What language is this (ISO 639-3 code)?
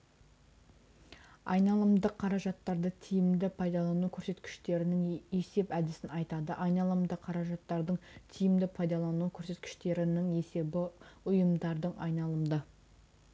kaz